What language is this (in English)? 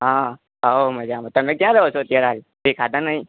Gujarati